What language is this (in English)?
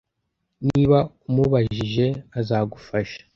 Kinyarwanda